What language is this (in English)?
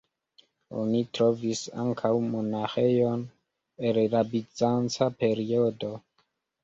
Esperanto